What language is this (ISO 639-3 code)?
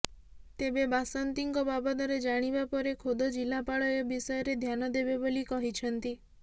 ori